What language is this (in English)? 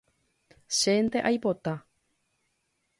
Guarani